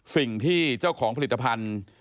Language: Thai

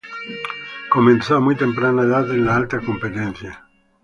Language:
Spanish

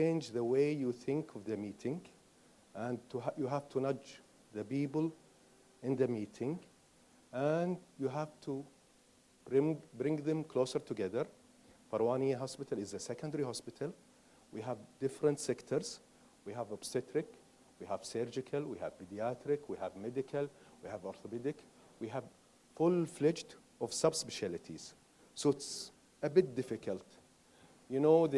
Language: English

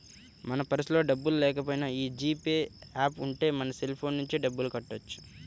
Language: Telugu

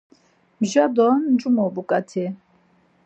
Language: Laz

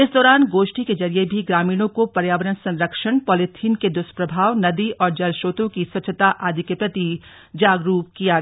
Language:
Hindi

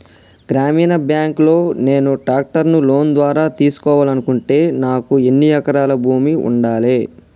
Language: Telugu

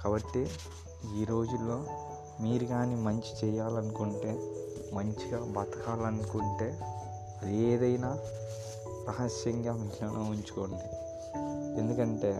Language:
Telugu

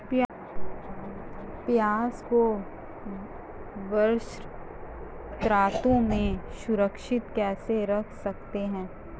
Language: Hindi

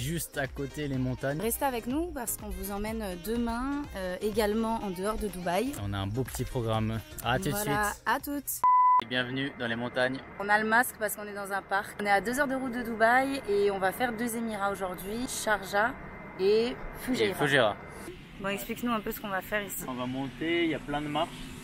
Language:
French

